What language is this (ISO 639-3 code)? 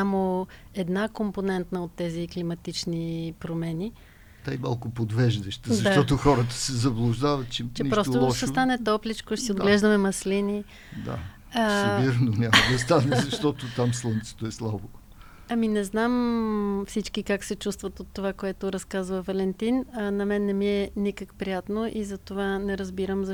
bul